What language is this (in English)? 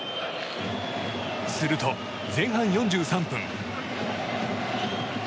Japanese